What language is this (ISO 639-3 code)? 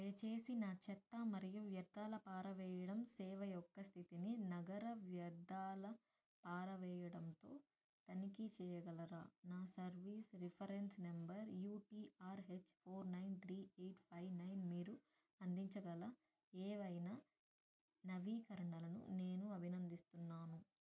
tel